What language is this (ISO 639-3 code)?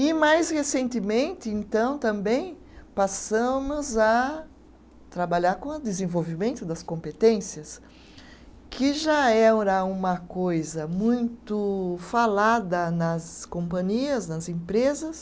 por